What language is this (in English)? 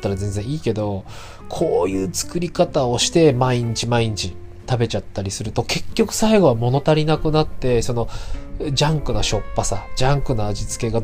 Japanese